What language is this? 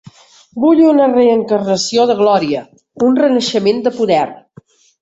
Catalan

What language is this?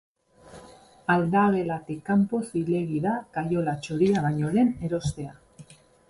Basque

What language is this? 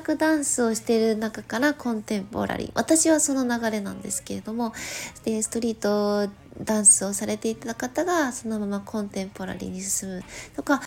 Japanese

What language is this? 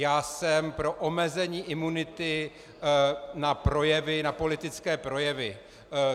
Czech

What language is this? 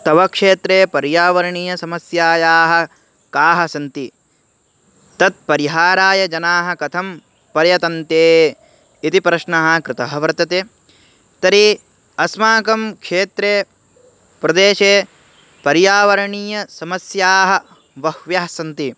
Sanskrit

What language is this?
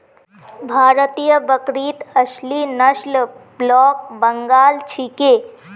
Magahi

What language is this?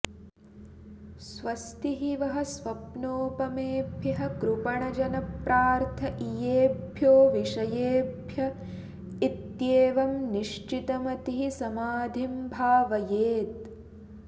Sanskrit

